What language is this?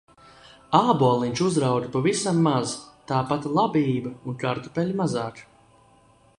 Latvian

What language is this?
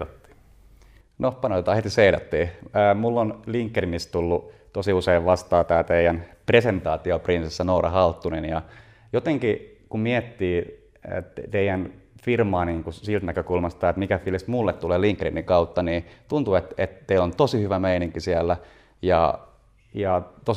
Finnish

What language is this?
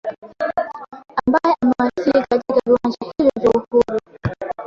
Swahili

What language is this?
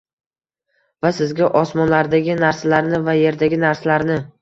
Uzbek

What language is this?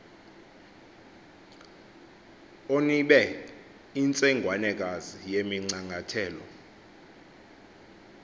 Xhosa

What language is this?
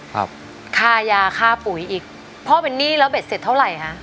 Thai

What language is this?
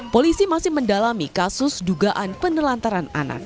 Indonesian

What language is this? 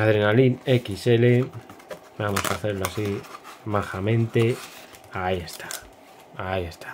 Spanish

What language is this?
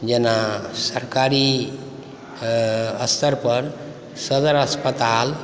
Maithili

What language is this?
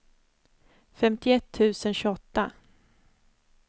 Swedish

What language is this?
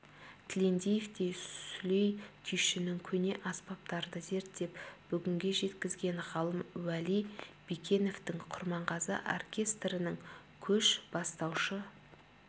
Kazakh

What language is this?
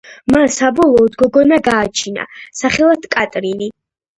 Georgian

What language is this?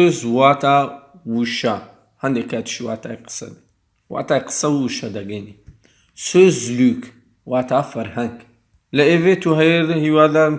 Turkish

